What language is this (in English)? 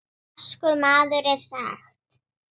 Icelandic